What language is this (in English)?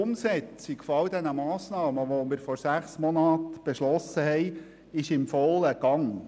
Swiss German